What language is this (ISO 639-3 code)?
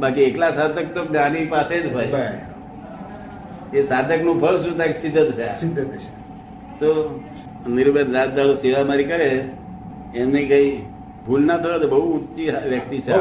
guj